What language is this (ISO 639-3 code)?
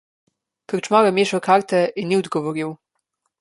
slv